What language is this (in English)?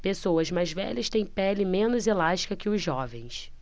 Portuguese